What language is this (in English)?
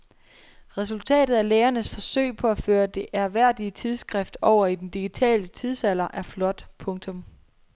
Danish